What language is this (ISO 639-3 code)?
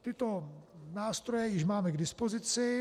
ces